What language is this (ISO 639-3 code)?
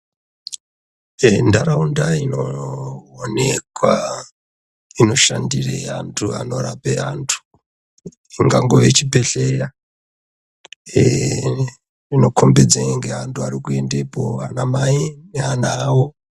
ndc